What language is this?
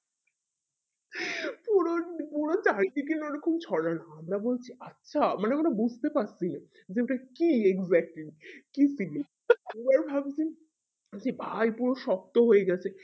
Bangla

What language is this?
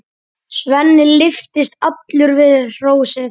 Icelandic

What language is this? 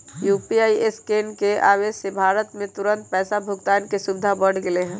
Magahi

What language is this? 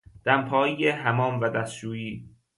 Persian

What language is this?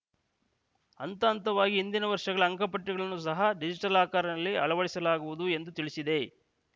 Kannada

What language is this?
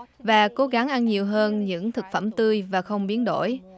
Vietnamese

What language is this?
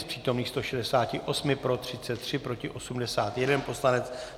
Czech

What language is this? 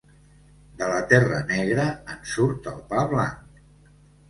Catalan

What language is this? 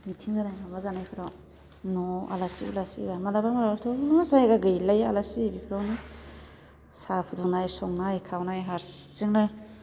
Bodo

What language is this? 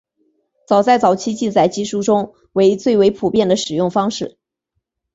Chinese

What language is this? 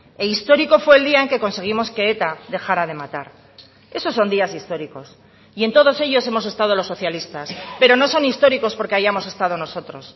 Spanish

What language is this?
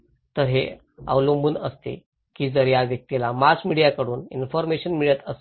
Marathi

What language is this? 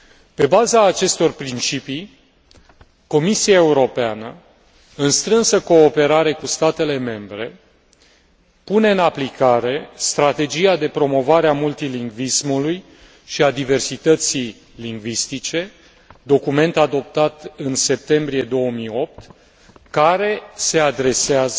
Romanian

